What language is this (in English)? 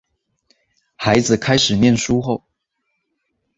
Chinese